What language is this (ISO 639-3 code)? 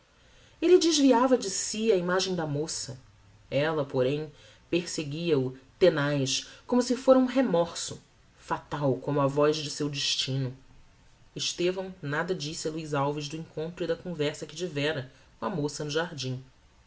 por